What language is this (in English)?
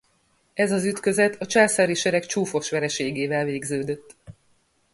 Hungarian